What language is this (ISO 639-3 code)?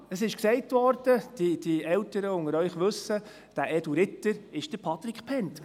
gsw